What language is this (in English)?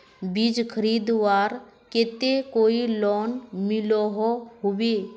Magahi